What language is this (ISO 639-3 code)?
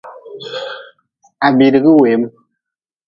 nmz